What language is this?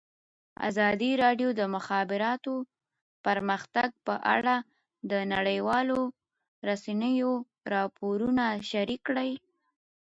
Pashto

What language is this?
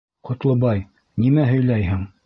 Bashkir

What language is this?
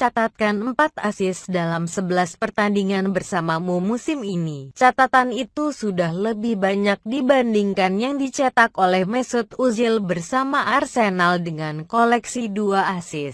Indonesian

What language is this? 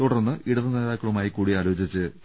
Malayalam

